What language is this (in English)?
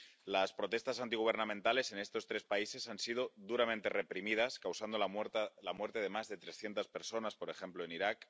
Spanish